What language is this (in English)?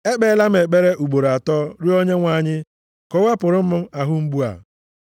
Igbo